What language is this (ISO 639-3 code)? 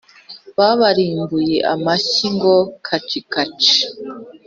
kin